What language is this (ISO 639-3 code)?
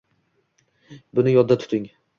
uzb